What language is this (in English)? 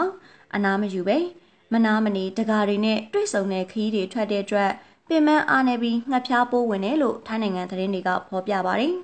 Thai